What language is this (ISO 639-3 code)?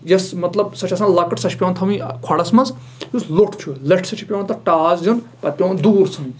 kas